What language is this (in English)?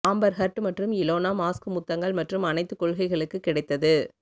Tamil